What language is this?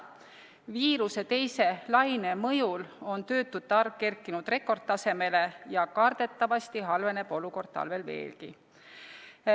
Estonian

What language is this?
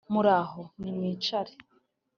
Kinyarwanda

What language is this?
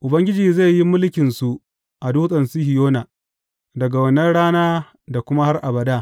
Hausa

